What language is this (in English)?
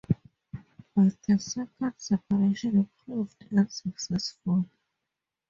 English